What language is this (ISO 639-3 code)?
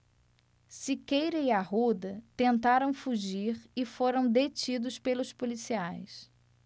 por